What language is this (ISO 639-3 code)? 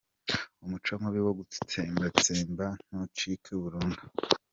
kin